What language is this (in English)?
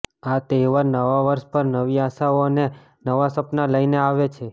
Gujarati